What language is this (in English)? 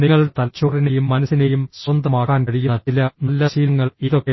Malayalam